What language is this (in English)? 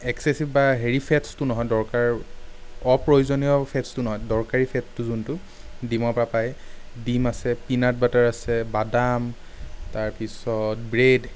Assamese